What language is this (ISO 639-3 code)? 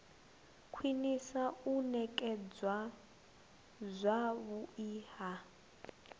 ven